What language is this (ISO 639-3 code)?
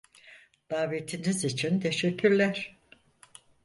tur